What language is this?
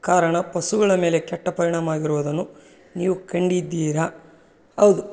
Kannada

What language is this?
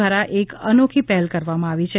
Gujarati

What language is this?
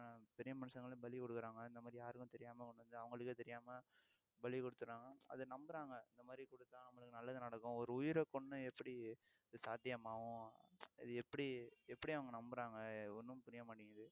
Tamil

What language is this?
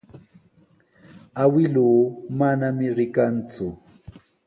Sihuas Ancash Quechua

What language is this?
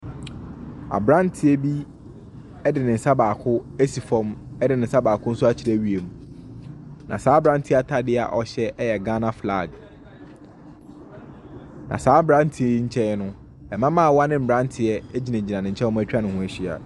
Akan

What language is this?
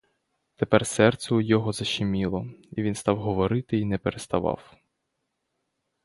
Ukrainian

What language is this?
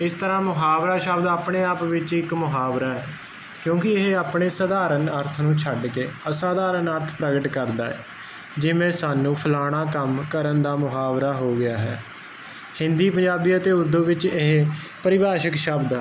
Punjabi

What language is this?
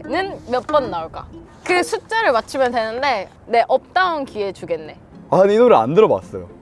Korean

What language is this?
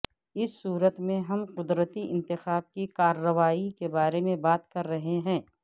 Urdu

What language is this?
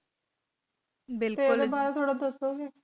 Punjabi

